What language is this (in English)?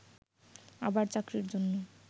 Bangla